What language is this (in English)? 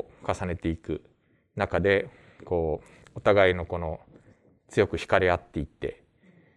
Japanese